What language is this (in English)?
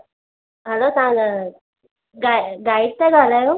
Sindhi